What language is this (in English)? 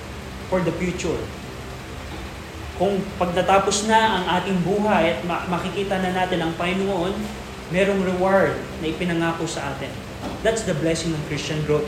Filipino